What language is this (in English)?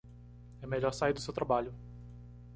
Portuguese